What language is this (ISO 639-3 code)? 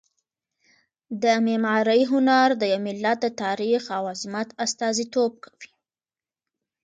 pus